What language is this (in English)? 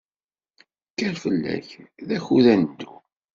Kabyle